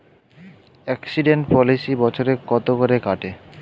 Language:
Bangla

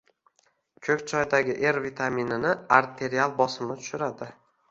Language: Uzbek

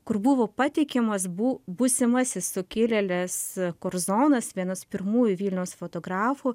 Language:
Lithuanian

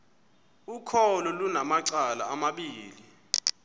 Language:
Xhosa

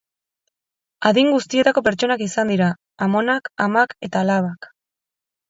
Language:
Basque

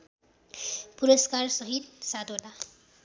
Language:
Nepali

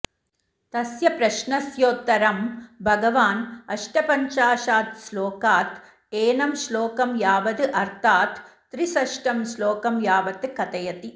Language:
Sanskrit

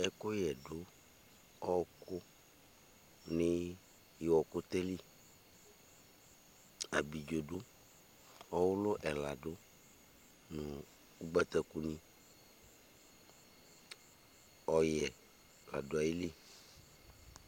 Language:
Ikposo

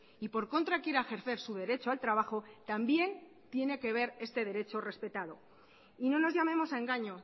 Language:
Spanish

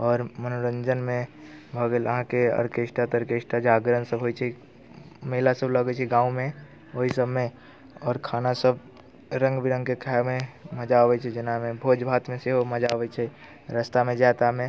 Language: Maithili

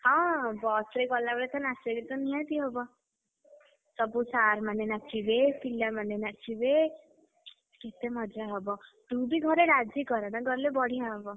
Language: Odia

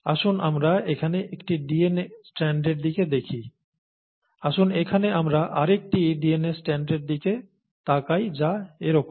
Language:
Bangla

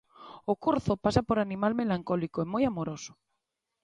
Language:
Galician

